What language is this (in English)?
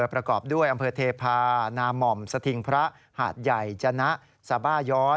Thai